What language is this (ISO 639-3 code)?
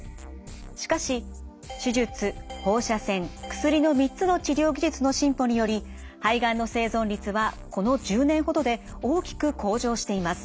jpn